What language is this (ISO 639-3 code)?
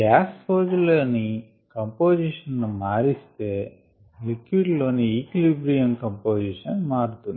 tel